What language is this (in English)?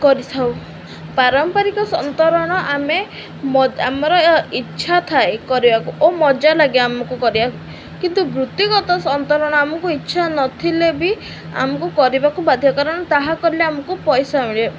Odia